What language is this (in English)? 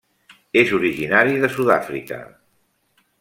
Catalan